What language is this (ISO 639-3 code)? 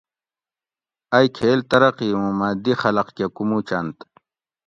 gwc